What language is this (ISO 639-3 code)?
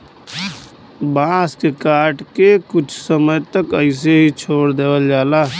bho